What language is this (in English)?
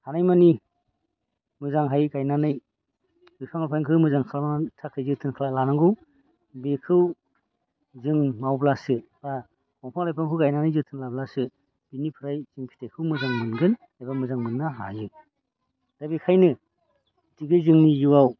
Bodo